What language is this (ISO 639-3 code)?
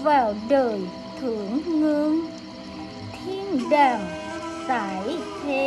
vie